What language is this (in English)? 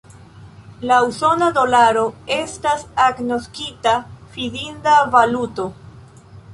Esperanto